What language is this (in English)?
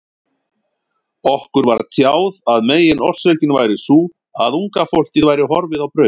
Icelandic